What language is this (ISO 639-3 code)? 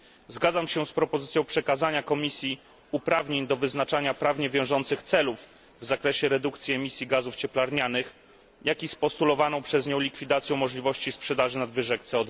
pol